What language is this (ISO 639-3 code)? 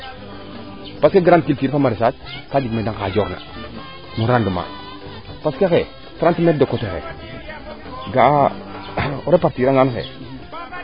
srr